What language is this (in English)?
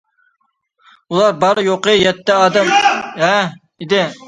Uyghur